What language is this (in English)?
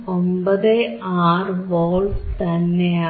Malayalam